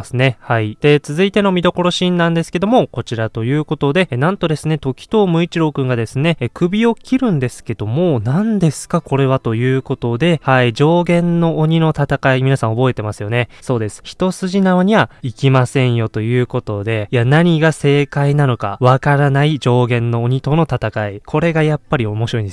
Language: Japanese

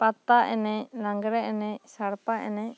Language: Santali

